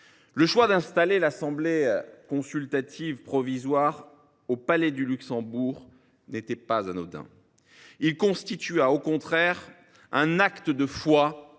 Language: French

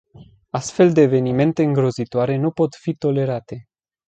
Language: Romanian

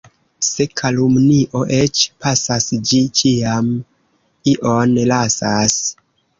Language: Esperanto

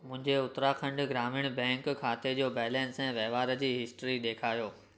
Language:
Sindhi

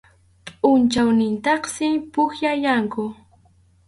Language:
Arequipa-La Unión Quechua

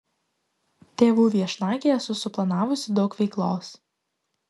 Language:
Lithuanian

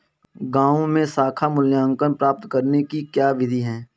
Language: Hindi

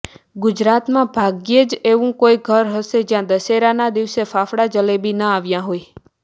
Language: Gujarati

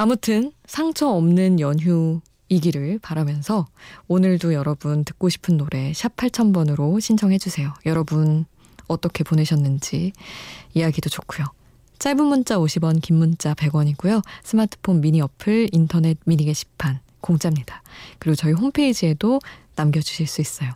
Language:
Korean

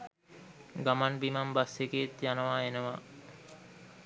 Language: Sinhala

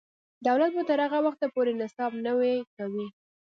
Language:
Pashto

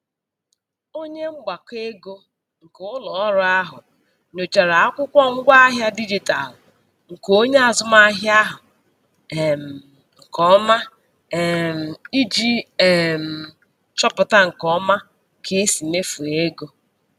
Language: Igbo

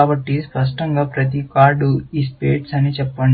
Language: Telugu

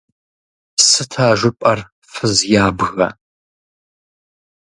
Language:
Kabardian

